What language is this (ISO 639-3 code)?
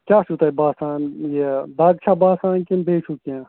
kas